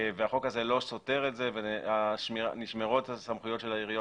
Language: Hebrew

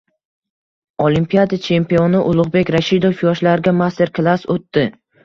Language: Uzbek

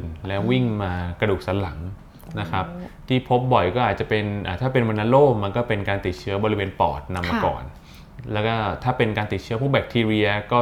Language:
Thai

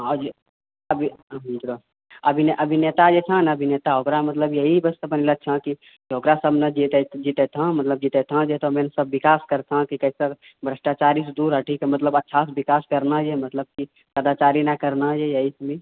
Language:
Maithili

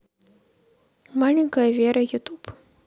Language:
Russian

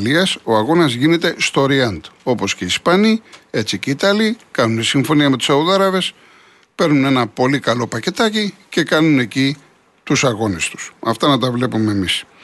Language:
Greek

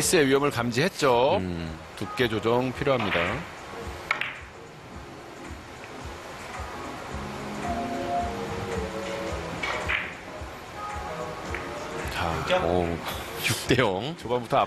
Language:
Korean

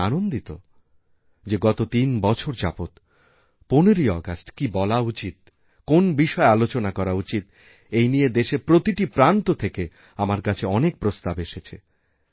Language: Bangla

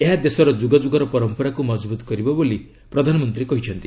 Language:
Odia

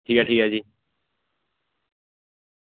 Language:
Dogri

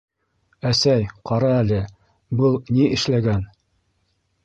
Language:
Bashkir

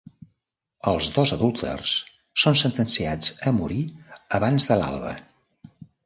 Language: Catalan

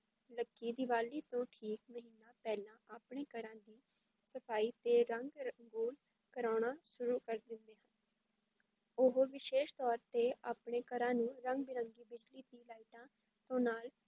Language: Punjabi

